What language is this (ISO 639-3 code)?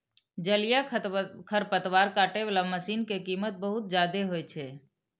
mai